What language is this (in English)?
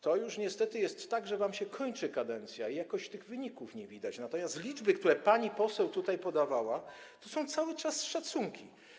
Polish